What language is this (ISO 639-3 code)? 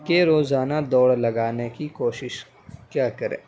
urd